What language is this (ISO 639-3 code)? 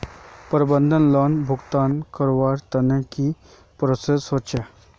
mag